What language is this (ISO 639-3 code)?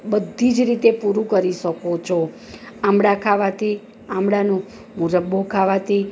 guj